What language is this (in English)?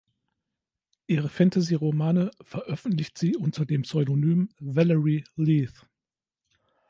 German